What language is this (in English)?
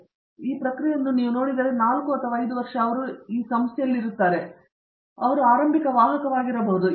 Kannada